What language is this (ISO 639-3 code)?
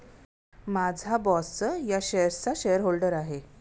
mar